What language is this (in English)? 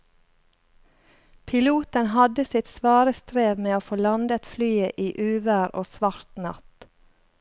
Norwegian